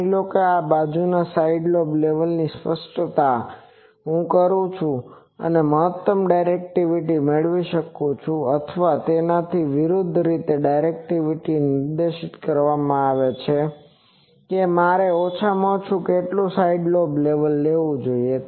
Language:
Gujarati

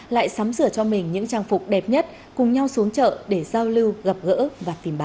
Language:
Vietnamese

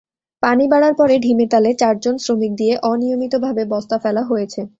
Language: Bangla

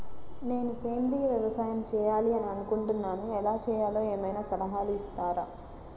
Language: Telugu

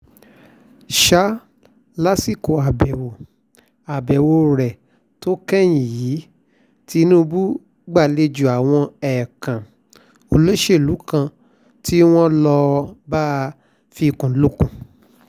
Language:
Yoruba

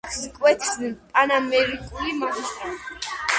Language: Georgian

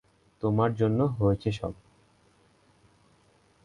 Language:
Bangla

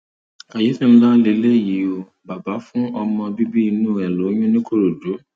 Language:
Yoruba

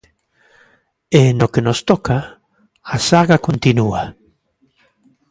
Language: Galician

